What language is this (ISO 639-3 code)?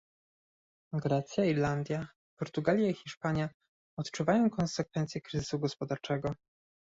pol